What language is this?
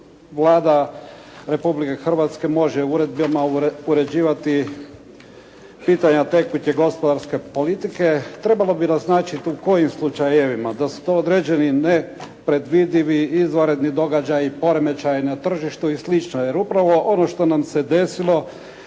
Croatian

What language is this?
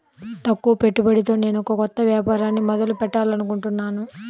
Telugu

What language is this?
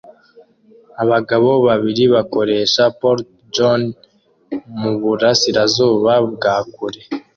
Kinyarwanda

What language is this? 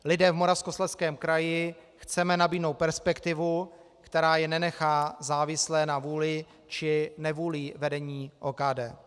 Czech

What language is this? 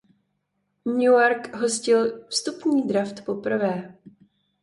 Czech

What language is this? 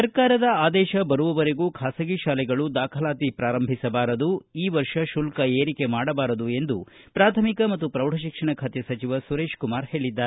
Kannada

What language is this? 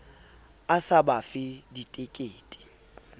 Southern Sotho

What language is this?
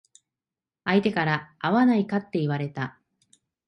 Japanese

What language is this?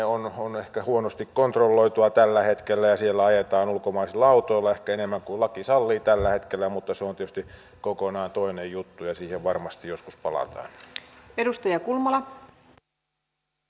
Finnish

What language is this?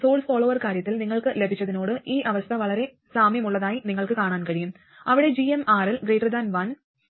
Malayalam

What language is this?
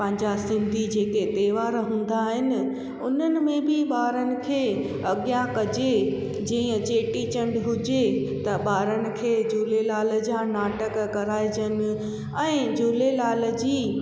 Sindhi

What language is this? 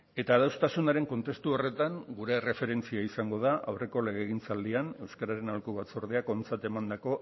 Basque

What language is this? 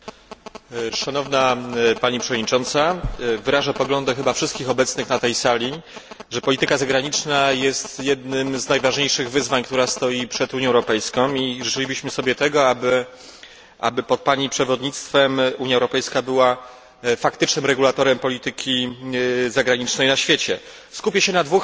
Polish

